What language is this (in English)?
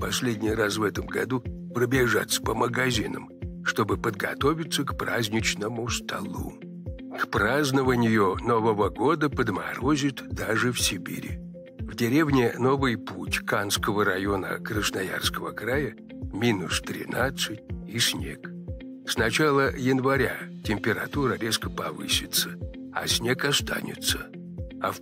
Russian